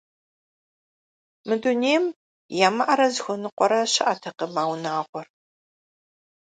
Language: Kabardian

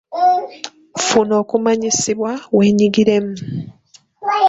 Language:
Ganda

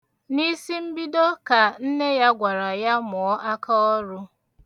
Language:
Igbo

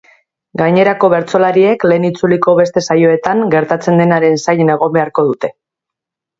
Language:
Basque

